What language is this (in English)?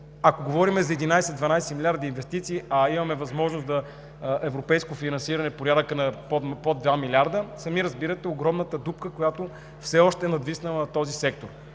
Bulgarian